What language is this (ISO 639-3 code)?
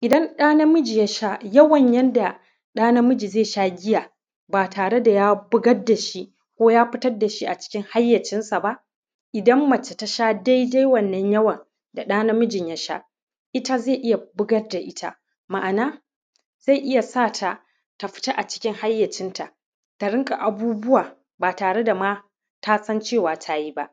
hau